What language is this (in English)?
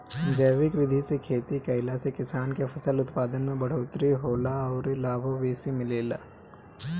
Bhojpuri